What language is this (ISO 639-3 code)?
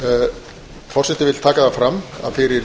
isl